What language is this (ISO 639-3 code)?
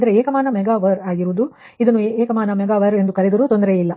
kan